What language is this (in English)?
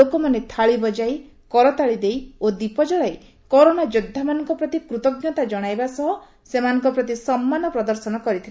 Odia